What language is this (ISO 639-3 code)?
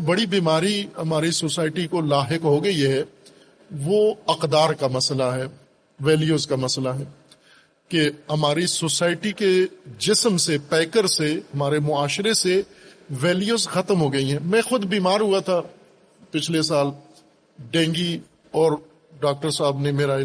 urd